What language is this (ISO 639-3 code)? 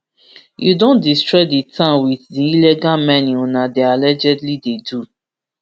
pcm